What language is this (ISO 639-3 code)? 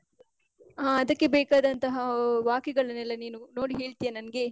kan